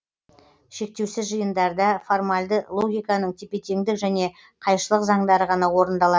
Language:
Kazakh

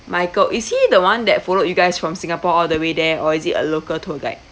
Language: English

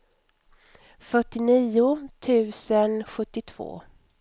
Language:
Swedish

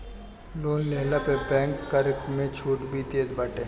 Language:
Bhojpuri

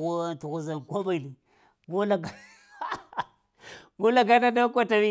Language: Lamang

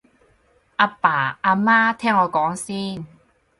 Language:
Cantonese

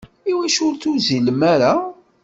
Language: Kabyle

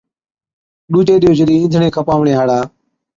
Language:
Od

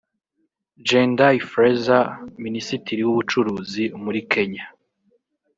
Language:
Kinyarwanda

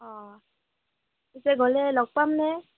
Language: Assamese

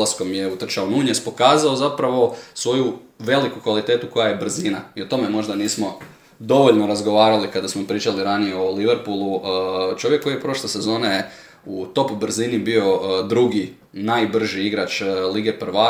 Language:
Croatian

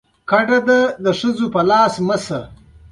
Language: Pashto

